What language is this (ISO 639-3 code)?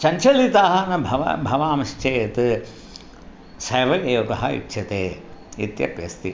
san